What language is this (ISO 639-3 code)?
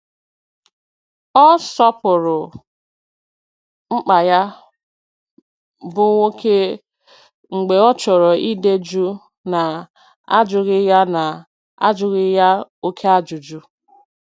ibo